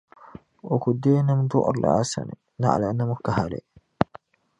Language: Dagbani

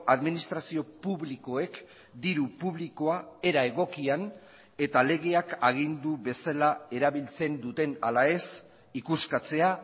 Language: Basque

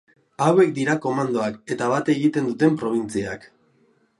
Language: Basque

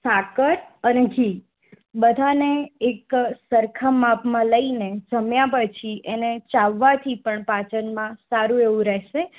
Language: Gujarati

